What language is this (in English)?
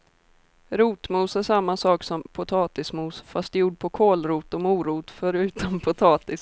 Swedish